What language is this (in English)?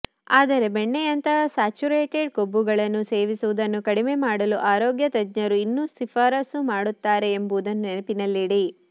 Kannada